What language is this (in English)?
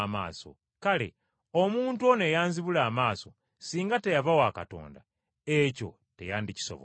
Ganda